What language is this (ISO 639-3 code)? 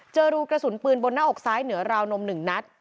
tha